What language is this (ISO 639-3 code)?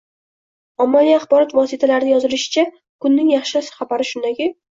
uzb